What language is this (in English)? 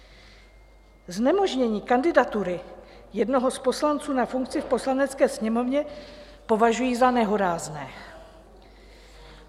Czech